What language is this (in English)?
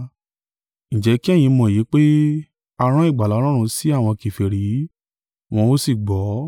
Yoruba